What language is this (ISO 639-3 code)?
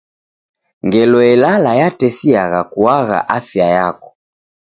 dav